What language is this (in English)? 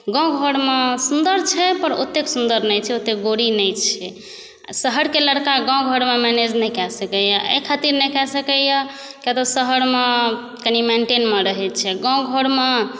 Maithili